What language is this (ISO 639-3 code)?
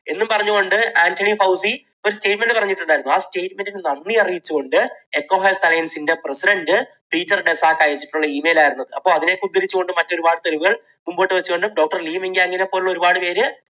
mal